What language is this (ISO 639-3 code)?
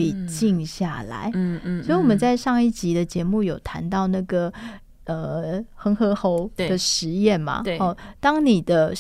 zho